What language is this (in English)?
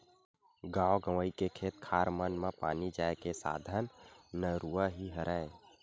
Chhattisgarhi